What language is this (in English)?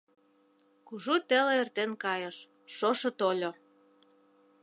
Mari